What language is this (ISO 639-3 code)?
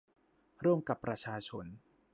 tha